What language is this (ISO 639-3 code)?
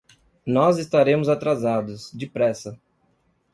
por